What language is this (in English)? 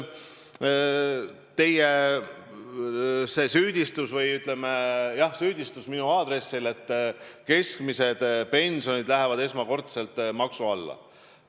Estonian